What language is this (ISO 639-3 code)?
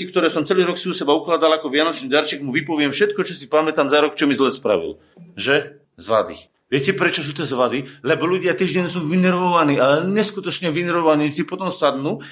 slk